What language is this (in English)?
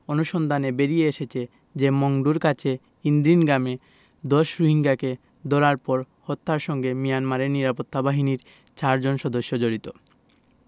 Bangla